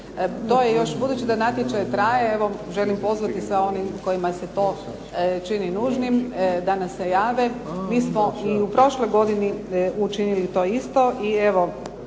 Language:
Croatian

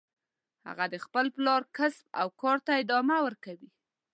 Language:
Pashto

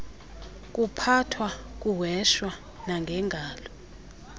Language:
Xhosa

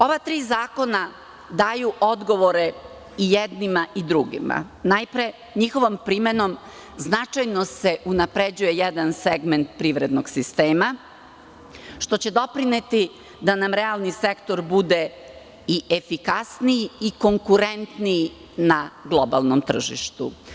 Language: Serbian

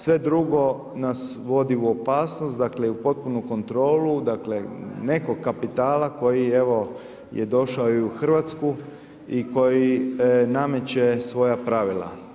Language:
Croatian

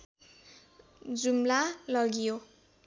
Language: Nepali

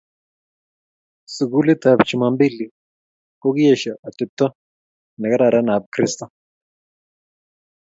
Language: Kalenjin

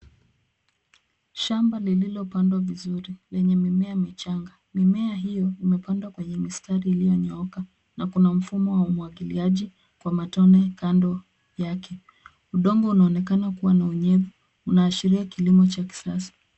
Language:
Swahili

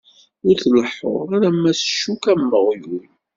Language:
Kabyle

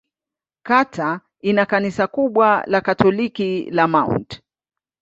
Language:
Swahili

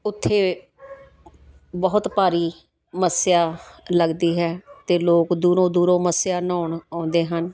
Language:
Punjabi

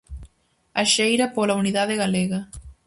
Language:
Galician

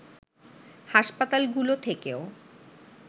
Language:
Bangla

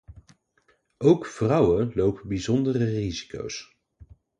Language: Dutch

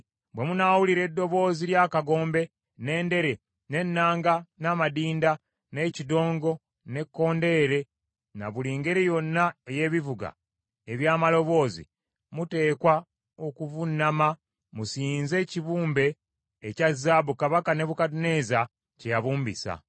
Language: Ganda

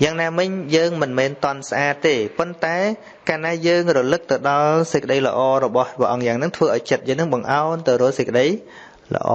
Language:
Vietnamese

